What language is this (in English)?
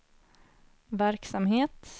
Swedish